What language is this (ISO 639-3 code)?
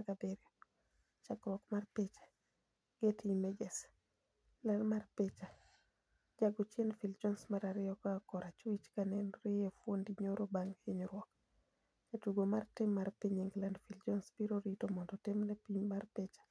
luo